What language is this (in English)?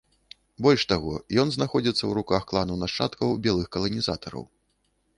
Belarusian